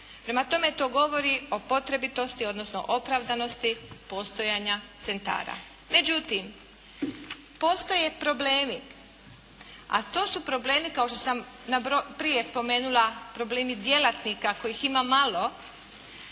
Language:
Croatian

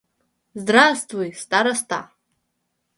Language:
Mari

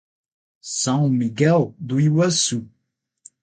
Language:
Portuguese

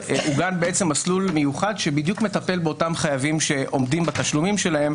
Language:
Hebrew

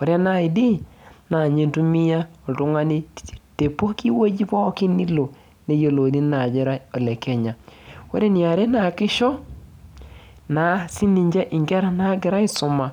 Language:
Masai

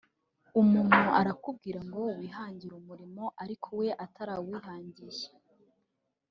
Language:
Kinyarwanda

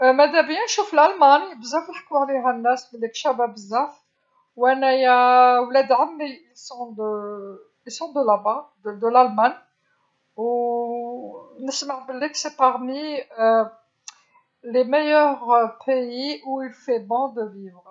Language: Algerian Arabic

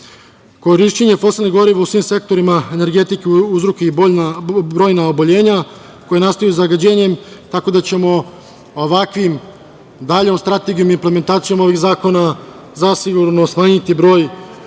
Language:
Serbian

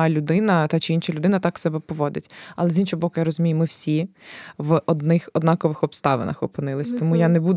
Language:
Ukrainian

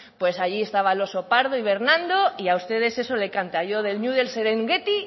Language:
Spanish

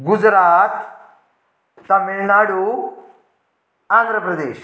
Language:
Konkani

